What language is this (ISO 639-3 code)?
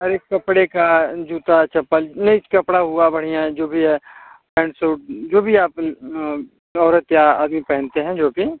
hin